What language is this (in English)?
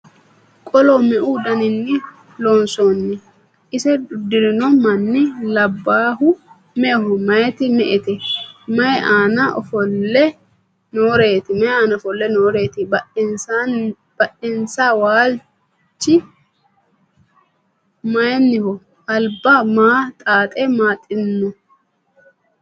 Sidamo